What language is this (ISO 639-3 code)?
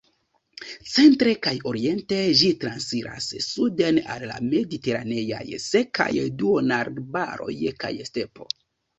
epo